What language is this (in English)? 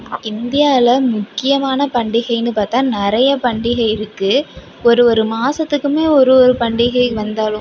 Tamil